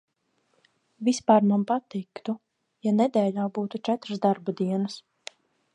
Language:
Latvian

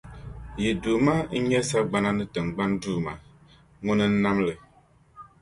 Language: Dagbani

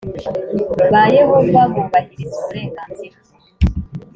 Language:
Kinyarwanda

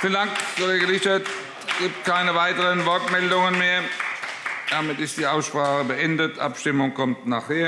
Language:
German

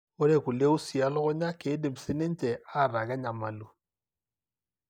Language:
Masai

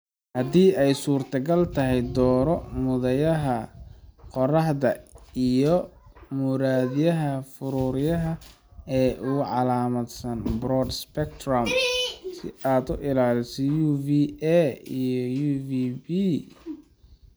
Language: Somali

